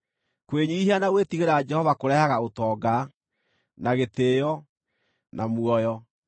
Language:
Kikuyu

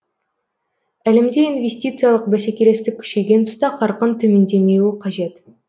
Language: Kazakh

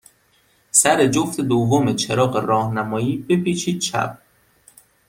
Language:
Persian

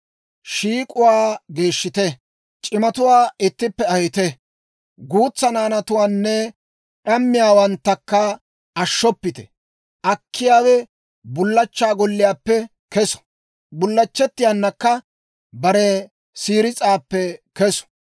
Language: Dawro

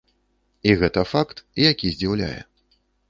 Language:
Belarusian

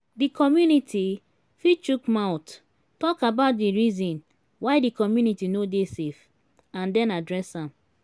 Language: Nigerian Pidgin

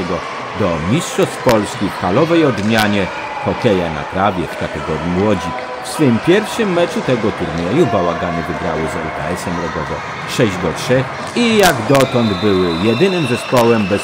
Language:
Polish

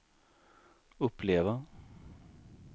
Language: Swedish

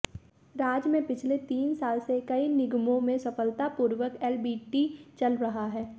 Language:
Hindi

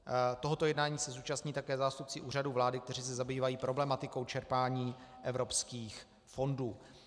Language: Czech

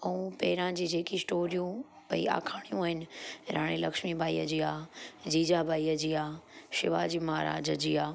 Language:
Sindhi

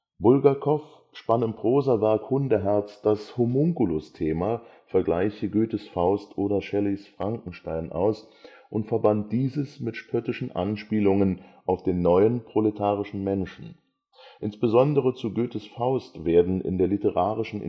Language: German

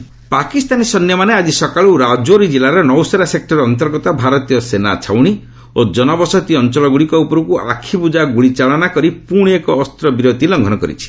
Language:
Odia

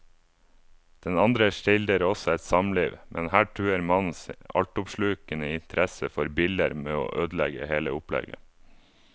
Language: Norwegian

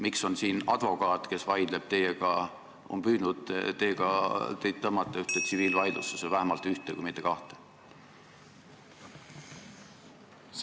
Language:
Estonian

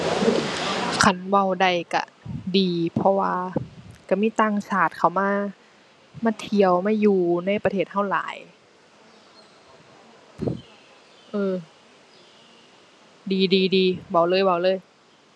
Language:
Thai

